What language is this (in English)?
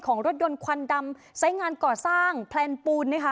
Thai